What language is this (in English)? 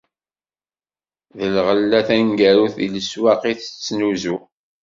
Kabyle